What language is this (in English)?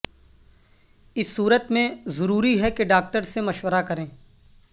Urdu